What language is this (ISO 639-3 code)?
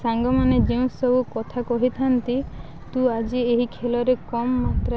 ori